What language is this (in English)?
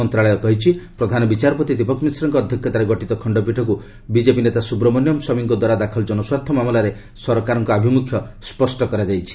Odia